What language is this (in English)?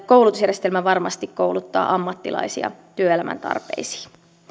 Finnish